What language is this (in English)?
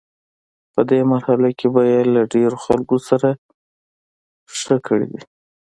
Pashto